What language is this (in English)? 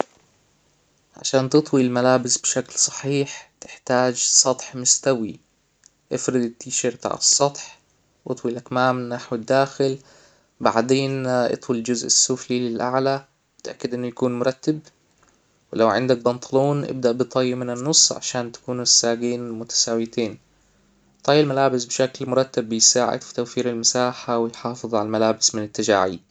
Hijazi Arabic